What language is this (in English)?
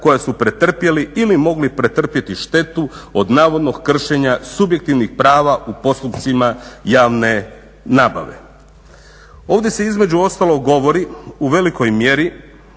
Croatian